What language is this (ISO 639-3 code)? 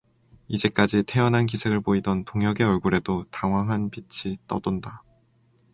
kor